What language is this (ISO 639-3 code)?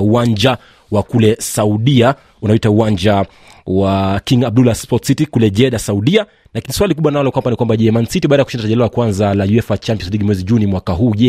swa